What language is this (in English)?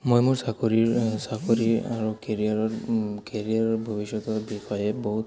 Assamese